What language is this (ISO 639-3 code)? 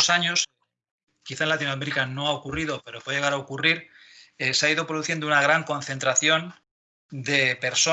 spa